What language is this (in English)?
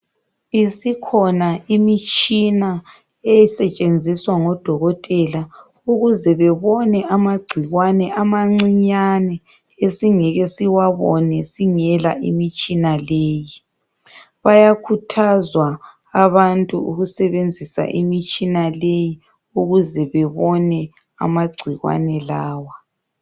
North Ndebele